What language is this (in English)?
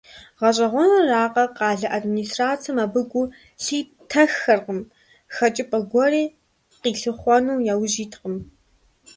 Kabardian